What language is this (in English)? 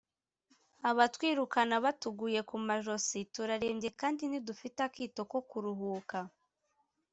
Kinyarwanda